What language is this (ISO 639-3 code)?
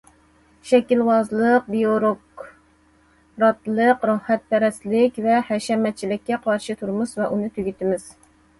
uig